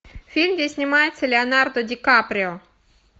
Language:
Russian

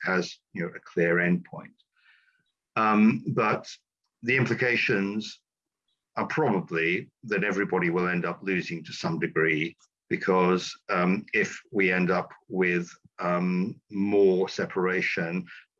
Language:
English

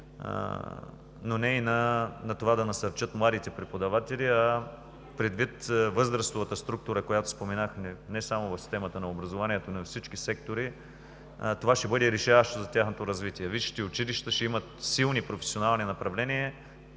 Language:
Bulgarian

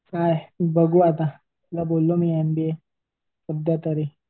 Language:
Marathi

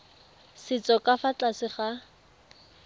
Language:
Tswana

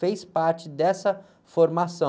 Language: Portuguese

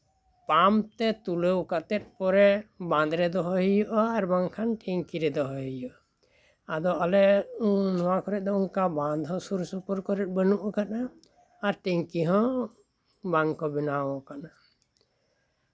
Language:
Santali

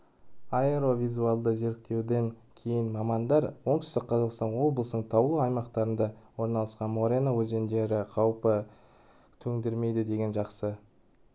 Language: Kazakh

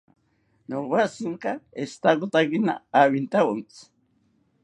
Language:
South Ucayali Ashéninka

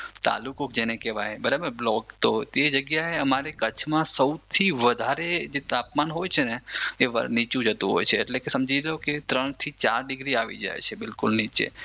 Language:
Gujarati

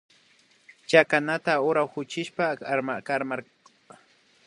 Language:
Imbabura Highland Quichua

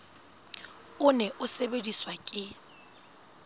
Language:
Southern Sotho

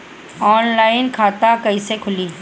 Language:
Bhojpuri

